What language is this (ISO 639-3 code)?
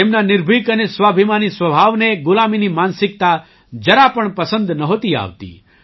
guj